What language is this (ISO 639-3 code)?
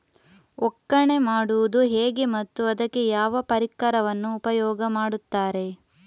kan